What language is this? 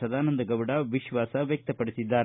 Kannada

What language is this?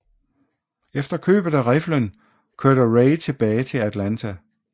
Danish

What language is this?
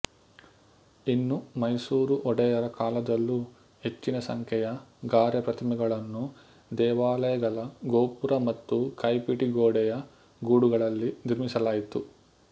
Kannada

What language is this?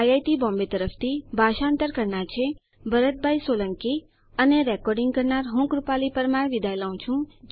Gujarati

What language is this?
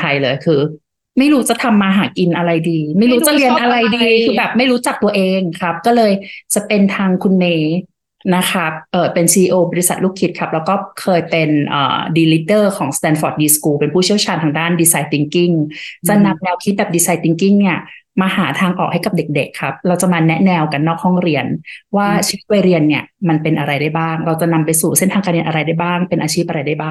Thai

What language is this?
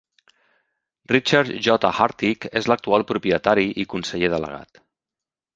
Catalan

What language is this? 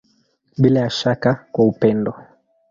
Swahili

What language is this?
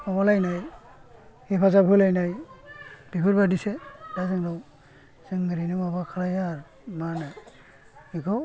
Bodo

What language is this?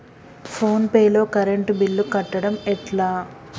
Telugu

